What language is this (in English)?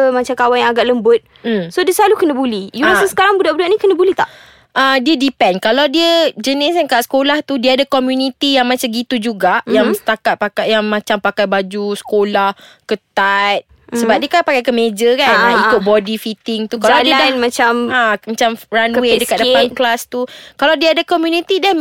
Malay